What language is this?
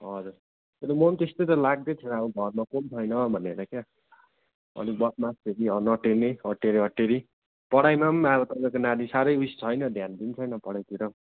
Nepali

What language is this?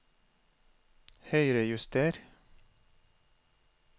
Norwegian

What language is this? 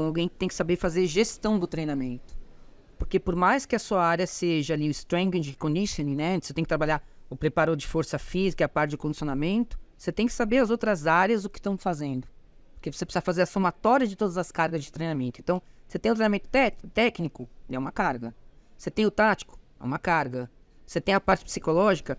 Portuguese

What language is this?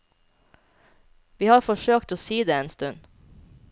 Norwegian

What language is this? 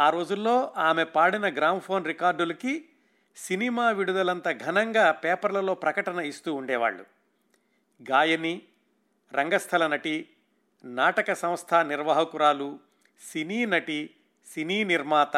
Telugu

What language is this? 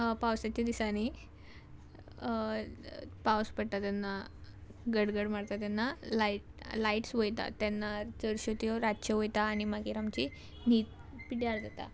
Konkani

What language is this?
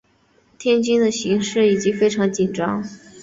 Chinese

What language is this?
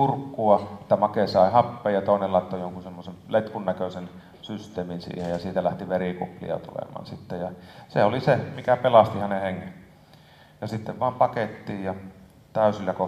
Finnish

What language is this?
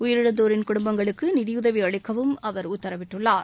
Tamil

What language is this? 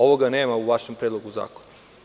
Serbian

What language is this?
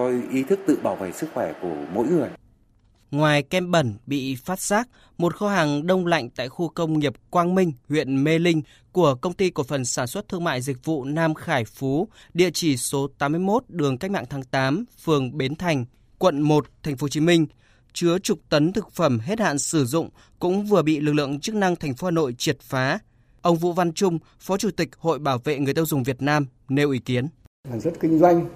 Vietnamese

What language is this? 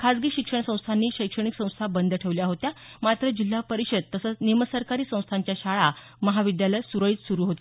Marathi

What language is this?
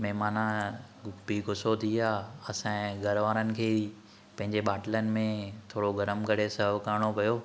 Sindhi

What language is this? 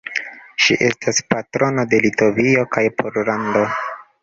Esperanto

